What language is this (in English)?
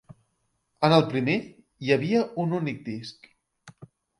Catalan